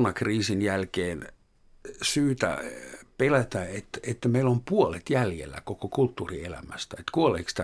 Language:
Finnish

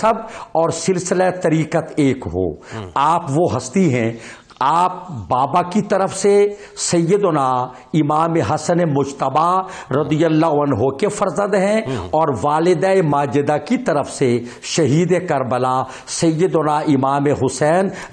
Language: Urdu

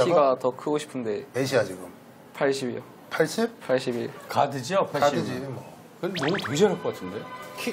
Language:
Korean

